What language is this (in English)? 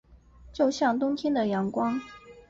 Chinese